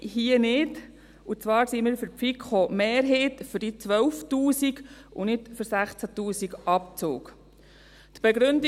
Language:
Swiss German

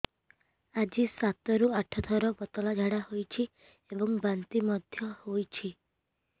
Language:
Odia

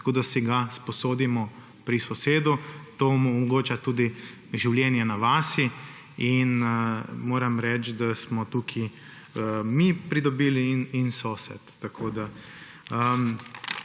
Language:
Slovenian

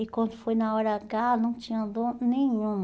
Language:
Portuguese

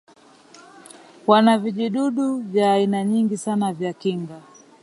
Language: Swahili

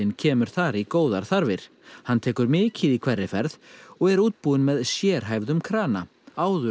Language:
Icelandic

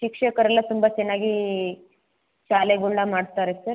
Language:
Kannada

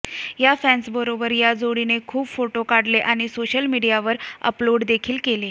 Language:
Marathi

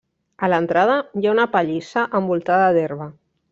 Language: Catalan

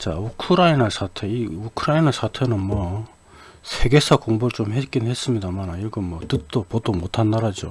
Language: Korean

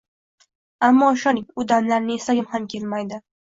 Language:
Uzbek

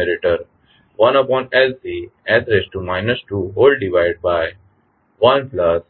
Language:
Gujarati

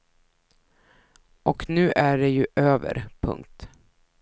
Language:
Swedish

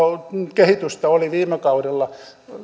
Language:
Finnish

